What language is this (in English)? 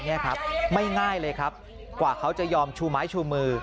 Thai